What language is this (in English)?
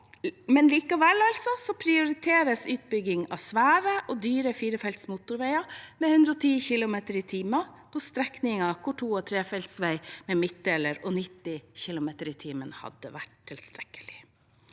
Norwegian